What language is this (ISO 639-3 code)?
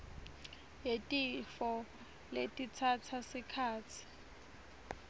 ssw